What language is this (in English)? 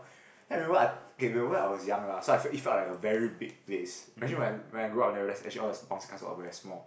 English